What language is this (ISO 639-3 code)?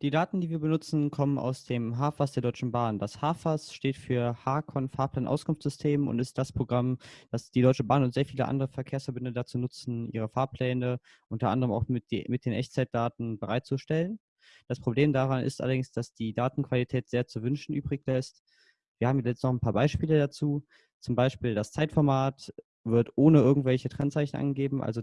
deu